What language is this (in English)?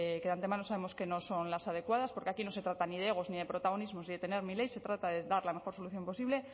Spanish